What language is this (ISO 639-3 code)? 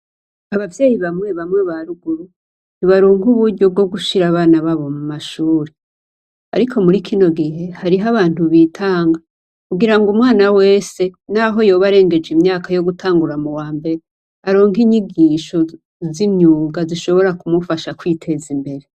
run